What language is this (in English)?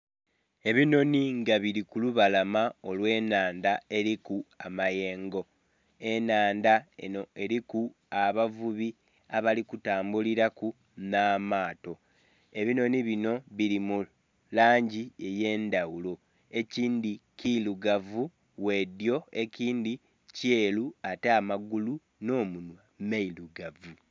Soga